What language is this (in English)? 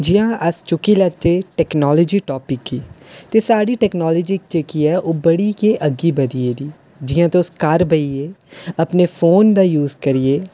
Dogri